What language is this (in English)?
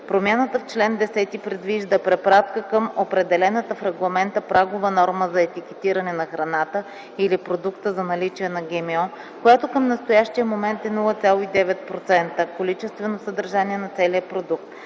Bulgarian